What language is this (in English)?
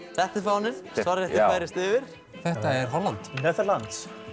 Icelandic